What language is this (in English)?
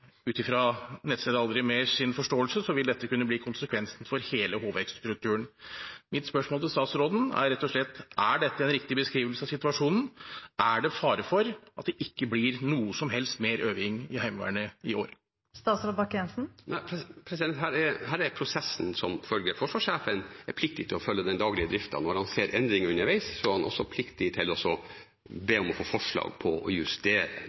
Norwegian